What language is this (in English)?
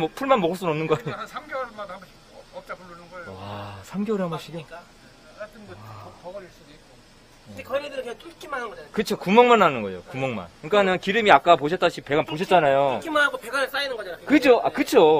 Korean